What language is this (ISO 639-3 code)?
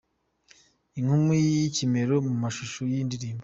kin